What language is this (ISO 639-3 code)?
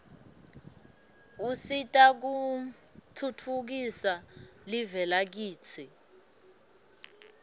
ssw